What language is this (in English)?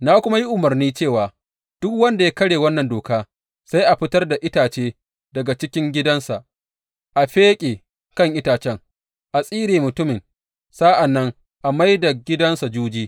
Hausa